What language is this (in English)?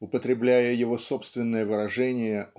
Russian